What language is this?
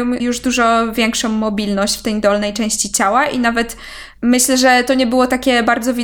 Polish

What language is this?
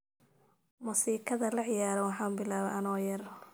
Somali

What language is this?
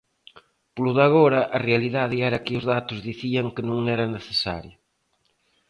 Galician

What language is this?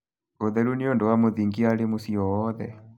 Kikuyu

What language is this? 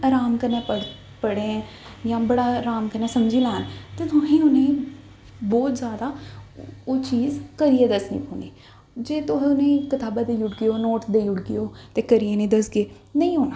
Dogri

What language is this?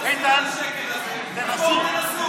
Hebrew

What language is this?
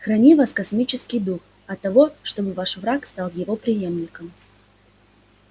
Russian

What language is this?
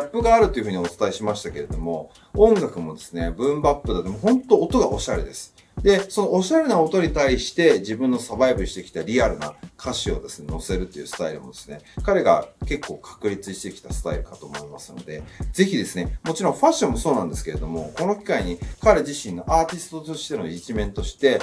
Japanese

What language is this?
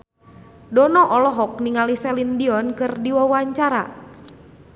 Sundanese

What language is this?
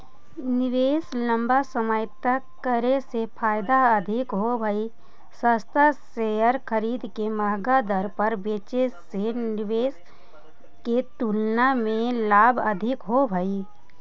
Magahi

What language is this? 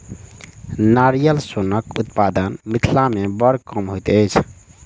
Maithili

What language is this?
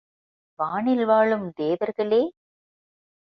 Tamil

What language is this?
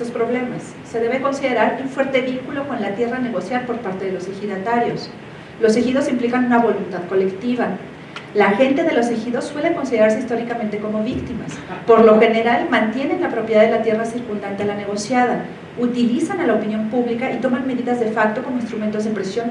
Spanish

